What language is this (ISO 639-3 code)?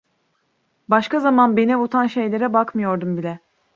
tur